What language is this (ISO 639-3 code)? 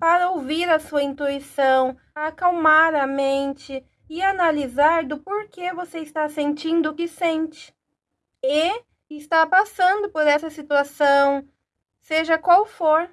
por